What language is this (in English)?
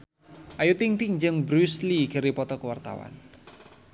Sundanese